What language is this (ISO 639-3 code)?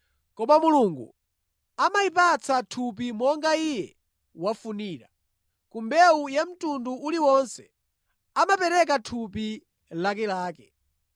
nya